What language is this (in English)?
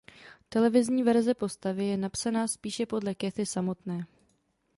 Czech